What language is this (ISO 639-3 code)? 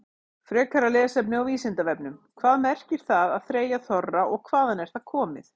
isl